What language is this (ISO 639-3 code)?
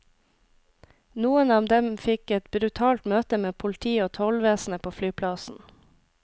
nor